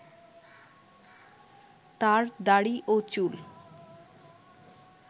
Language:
Bangla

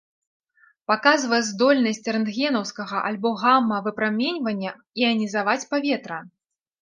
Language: Belarusian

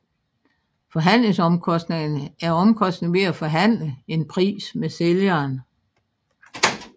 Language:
Danish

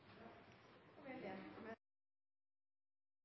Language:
Norwegian Nynorsk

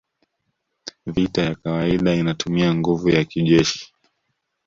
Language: Swahili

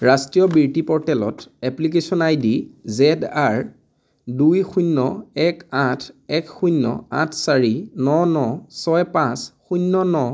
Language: Assamese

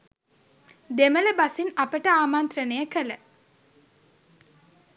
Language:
Sinhala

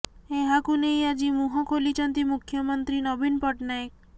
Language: Odia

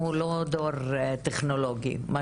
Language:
Hebrew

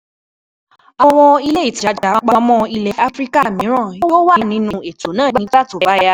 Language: Yoruba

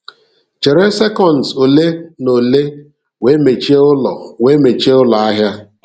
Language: Igbo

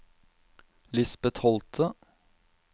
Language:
Norwegian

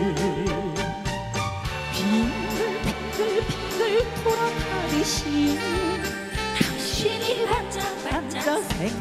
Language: Korean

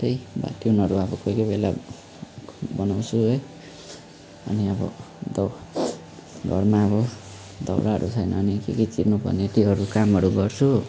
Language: Nepali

